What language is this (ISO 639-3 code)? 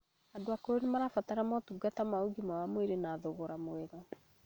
kik